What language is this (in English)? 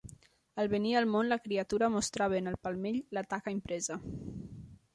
Catalan